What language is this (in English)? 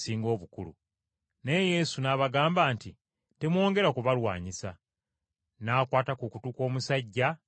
Ganda